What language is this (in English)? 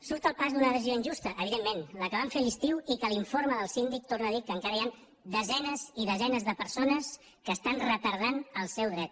Catalan